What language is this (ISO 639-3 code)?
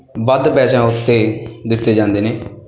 pan